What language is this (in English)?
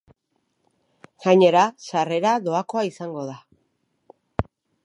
Basque